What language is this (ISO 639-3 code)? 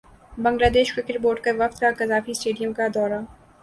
urd